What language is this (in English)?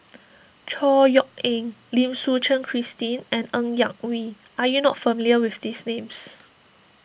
English